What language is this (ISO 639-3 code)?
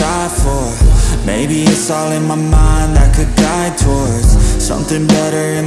eng